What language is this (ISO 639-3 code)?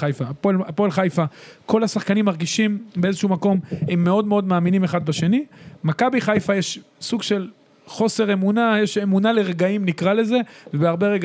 heb